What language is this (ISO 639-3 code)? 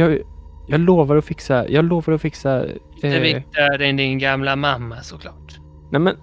swe